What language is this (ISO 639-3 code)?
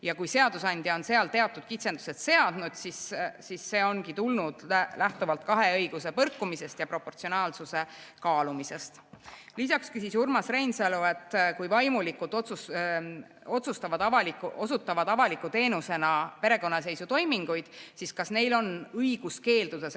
est